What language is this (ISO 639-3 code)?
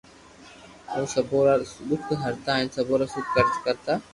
lrk